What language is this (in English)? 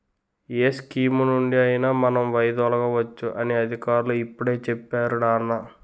Telugu